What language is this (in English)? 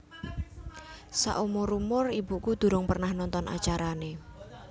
Javanese